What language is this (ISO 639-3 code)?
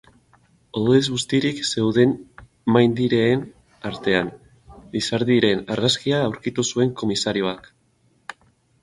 eus